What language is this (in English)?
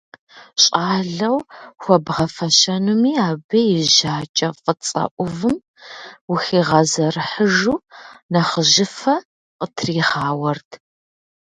Kabardian